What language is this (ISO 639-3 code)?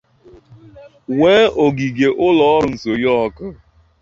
ibo